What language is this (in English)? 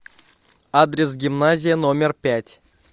Russian